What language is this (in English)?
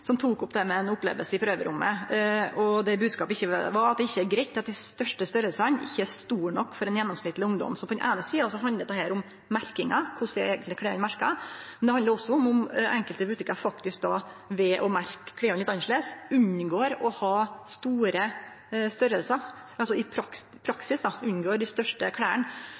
Norwegian Nynorsk